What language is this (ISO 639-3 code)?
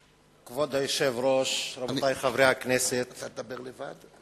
heb